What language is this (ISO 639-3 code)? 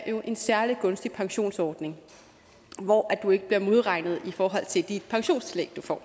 dan